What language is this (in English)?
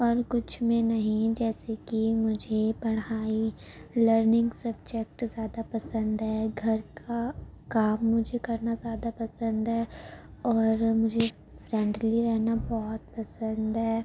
Urdu